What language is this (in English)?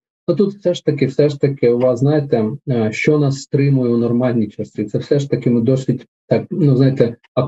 Ukrainian